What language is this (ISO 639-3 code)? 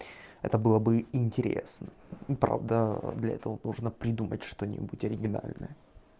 rus